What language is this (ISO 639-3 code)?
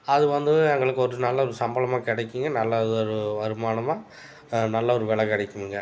tam